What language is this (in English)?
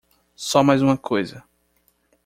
Portuguese